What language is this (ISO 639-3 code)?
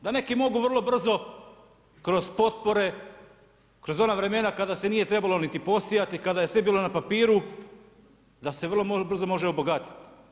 hrv